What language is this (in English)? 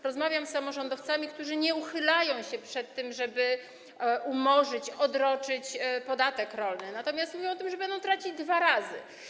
Polish